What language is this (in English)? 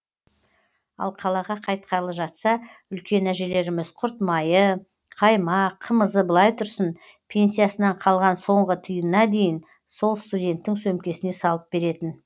Kazakh